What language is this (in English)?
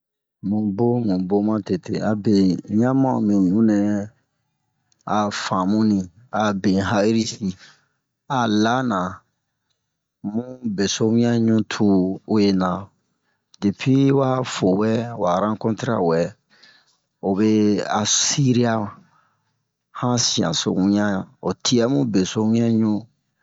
Bomu